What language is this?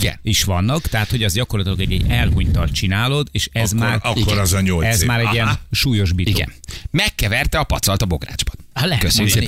Hungarian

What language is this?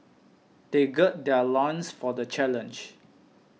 English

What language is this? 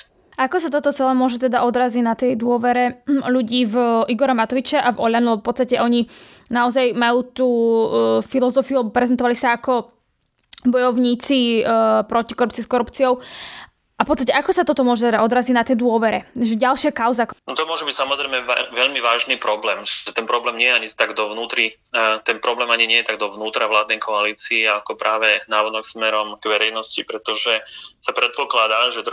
Slovak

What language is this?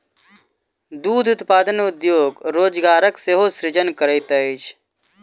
Maithili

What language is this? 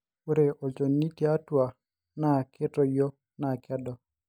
Masai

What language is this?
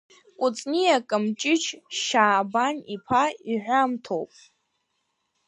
Abkhazian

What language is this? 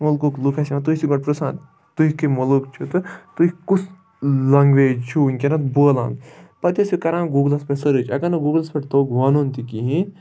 Kashmiri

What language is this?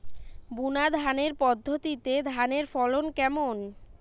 Bangla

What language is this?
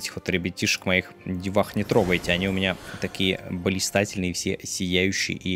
Russian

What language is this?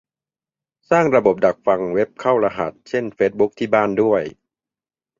Thai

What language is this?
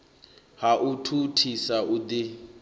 Venda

